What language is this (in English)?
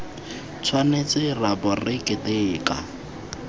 Tswana